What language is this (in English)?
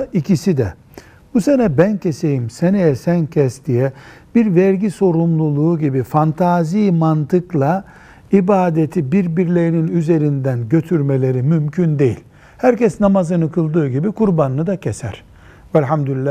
Turkish